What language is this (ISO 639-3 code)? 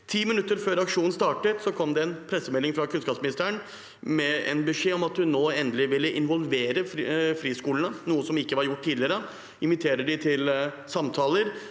nor